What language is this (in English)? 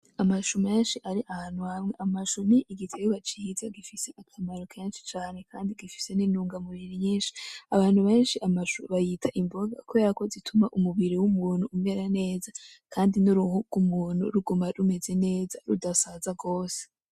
Rundi